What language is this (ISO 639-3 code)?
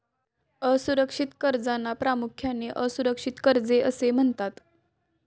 mar